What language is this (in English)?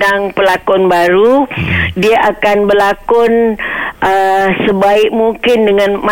Malay